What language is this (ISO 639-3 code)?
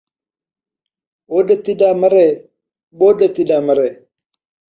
skr